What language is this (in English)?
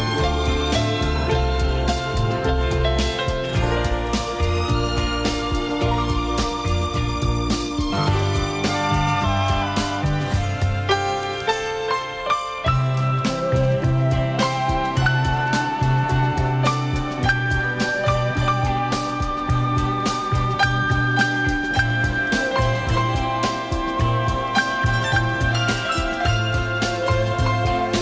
Vietnamese